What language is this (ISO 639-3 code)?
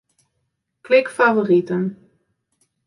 fry